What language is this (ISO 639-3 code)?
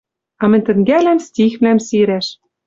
mrj